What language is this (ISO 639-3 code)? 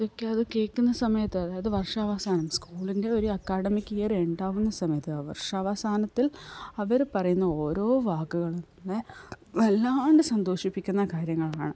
mal